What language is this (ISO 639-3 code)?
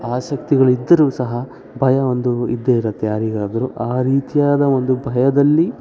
kan